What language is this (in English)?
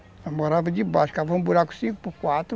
Portuguese